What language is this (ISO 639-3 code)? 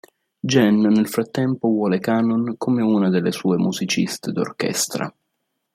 ita